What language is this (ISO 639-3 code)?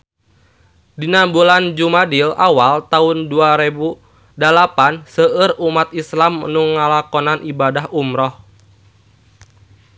sun